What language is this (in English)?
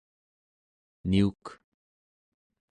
Central Yupik